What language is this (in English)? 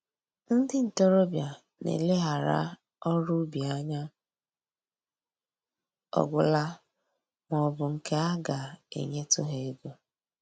Igbo